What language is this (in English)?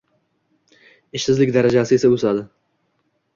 Uzbek